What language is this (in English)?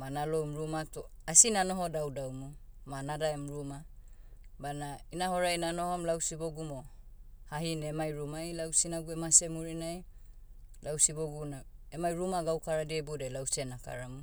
Motu